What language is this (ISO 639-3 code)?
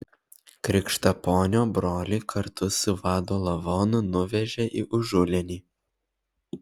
lit